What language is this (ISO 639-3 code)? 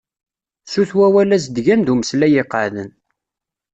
kab